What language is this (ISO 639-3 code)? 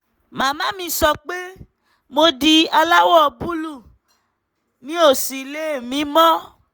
yor